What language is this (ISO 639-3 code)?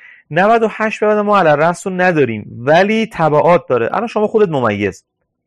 fas